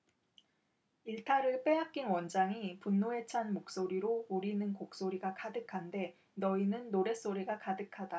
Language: Korean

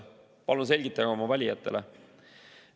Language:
Estonian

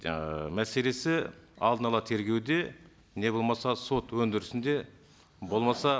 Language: Kazakh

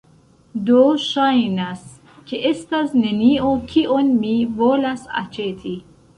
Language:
Esperanto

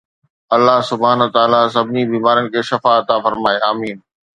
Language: Sindhi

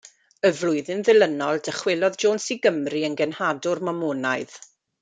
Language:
Welsh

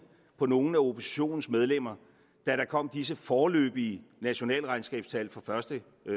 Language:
Danish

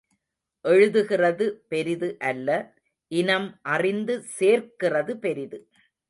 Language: Tamil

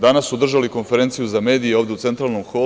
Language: Serbian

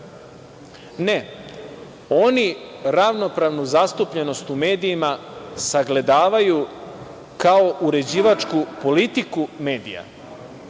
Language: Serbian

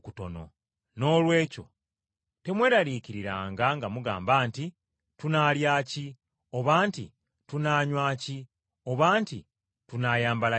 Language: Ganda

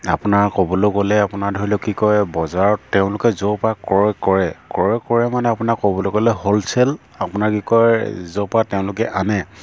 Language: Assamese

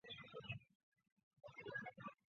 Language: Chinese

